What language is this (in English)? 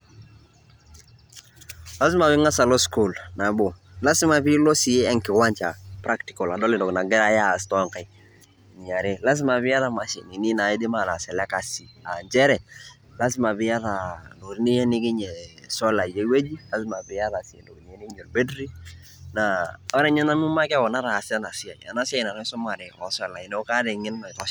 Masai